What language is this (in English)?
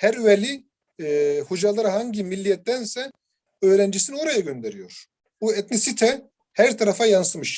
Turkish